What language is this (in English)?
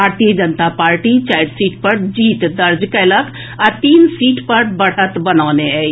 Maithili